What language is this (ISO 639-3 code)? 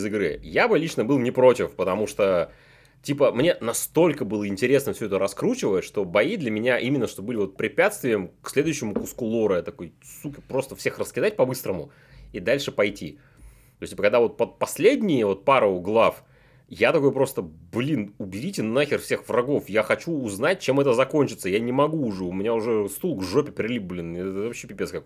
rus